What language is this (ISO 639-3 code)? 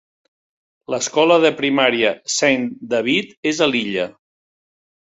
cat